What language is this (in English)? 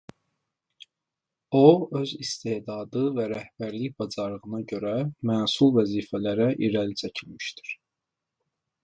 Azerbaijani